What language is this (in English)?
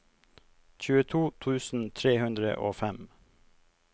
Norwegian